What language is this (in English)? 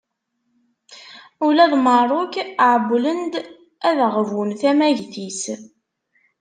Kabyle